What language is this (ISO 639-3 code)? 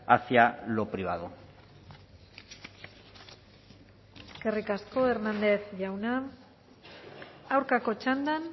eus